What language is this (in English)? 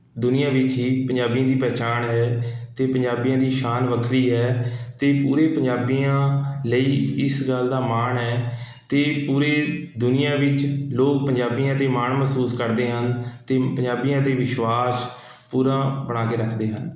Punjabi